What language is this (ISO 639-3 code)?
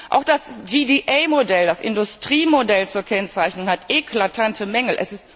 deu